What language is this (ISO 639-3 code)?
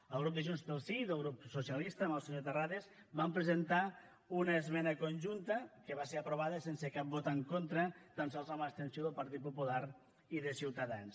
cat